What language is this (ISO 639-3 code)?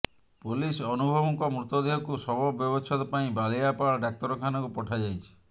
ori